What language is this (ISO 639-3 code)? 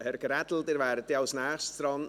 gsw